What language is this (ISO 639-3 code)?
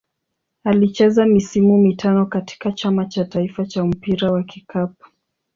swa